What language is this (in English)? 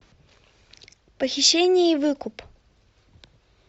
Russian